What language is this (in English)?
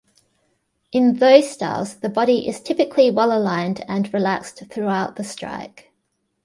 English